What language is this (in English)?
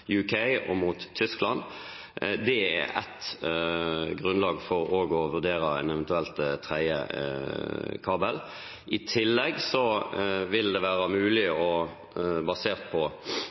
Norwegian Bokmål